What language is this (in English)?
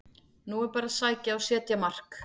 Icelandic